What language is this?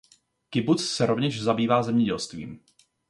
Czech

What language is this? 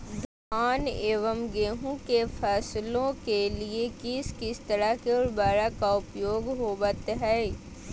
Magahi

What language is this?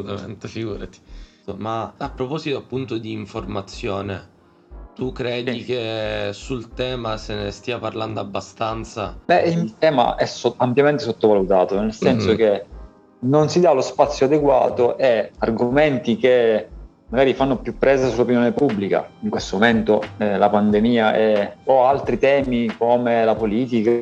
Italian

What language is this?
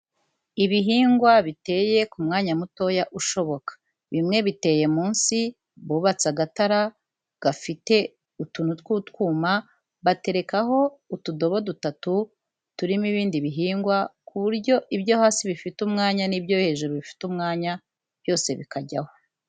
Kinyarwanda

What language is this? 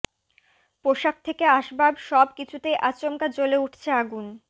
Bangla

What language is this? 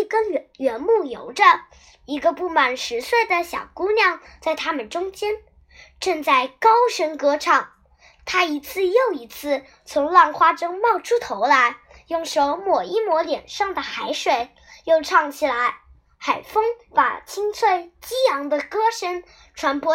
Chinese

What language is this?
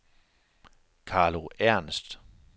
Danish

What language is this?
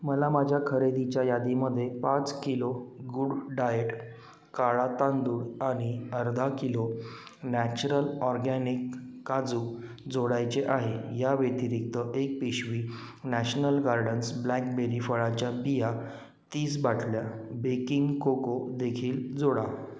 Marathi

